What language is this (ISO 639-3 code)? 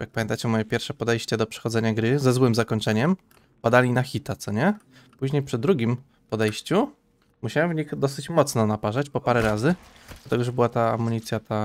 pol